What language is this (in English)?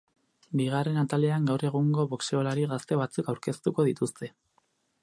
Basque